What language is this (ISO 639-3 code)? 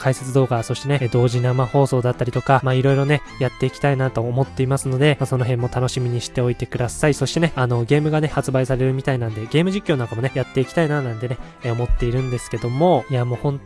jpn